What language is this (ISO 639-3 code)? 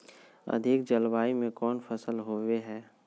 mag